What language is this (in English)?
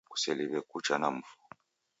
Taita